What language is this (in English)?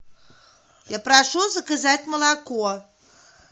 Russian